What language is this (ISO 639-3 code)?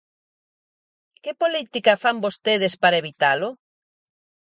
glg